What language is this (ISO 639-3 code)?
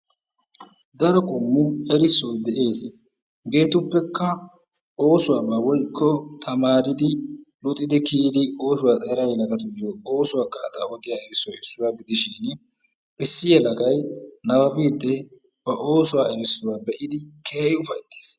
wal